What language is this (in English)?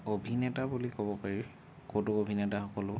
Assamese